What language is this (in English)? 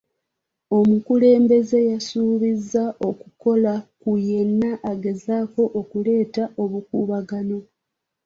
Ganda